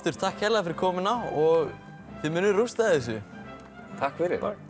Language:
Icelandic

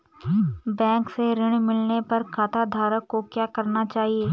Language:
Hindi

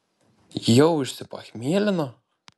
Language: Lithuanian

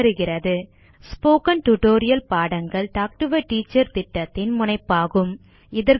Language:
Tamil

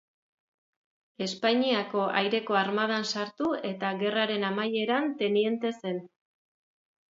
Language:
Basque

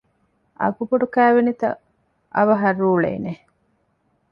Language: Divehi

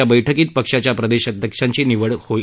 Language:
Marathi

